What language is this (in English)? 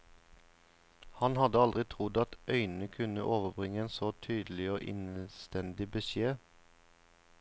Norwegian